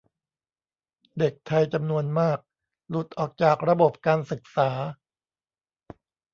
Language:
Thai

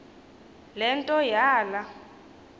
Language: Xhosa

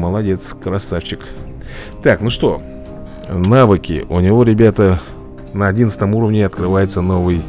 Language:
Russian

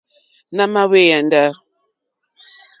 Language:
Mokpwe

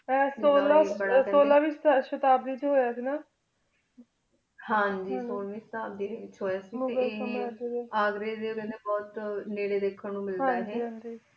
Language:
Punjabi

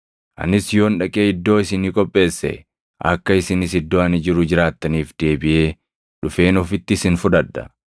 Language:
Oromo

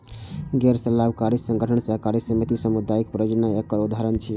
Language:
Maithili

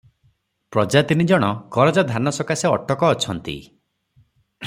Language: Odia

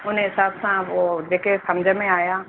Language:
Sindhi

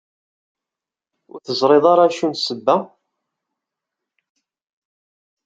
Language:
Kabyle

